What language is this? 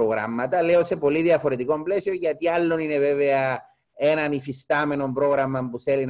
Greek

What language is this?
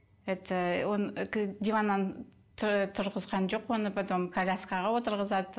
Kazakh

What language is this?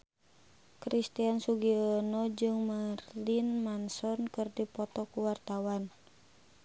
Sundanese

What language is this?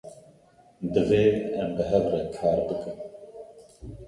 Kurdish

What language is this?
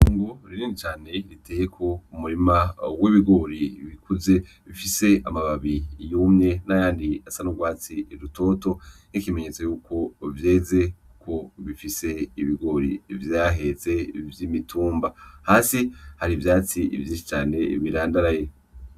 Rundi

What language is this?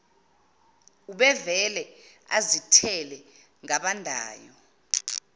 Zulu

